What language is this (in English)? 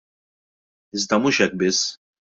Maltese